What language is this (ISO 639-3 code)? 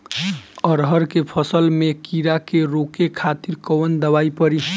bho